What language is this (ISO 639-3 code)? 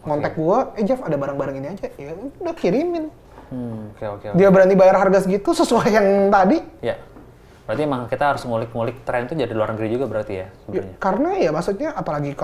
ind